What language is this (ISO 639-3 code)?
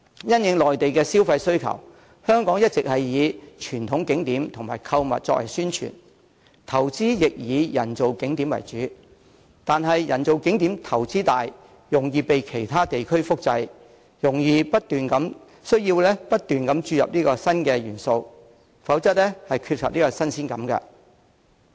yue